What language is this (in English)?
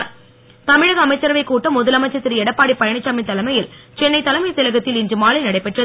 Tamil